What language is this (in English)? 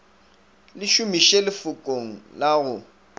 Northern Sotho